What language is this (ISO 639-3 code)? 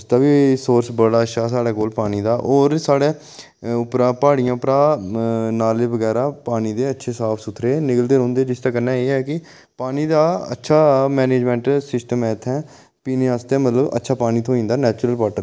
doi